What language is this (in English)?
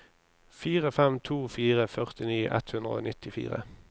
Norwegian